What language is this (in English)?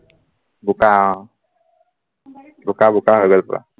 Assamese